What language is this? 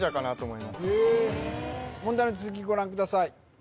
Japanese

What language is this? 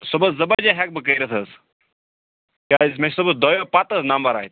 Kashmiri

